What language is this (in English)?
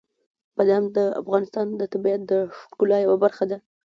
Pashto